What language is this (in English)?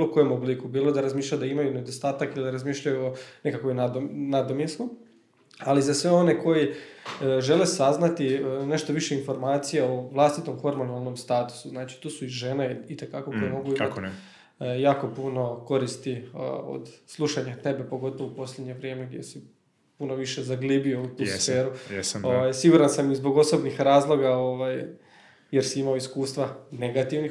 Croatian